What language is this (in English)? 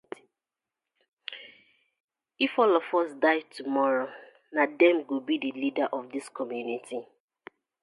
Nigerian Pidgin